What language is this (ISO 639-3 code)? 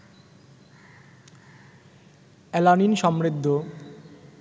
ben